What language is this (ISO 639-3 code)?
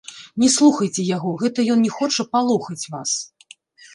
bel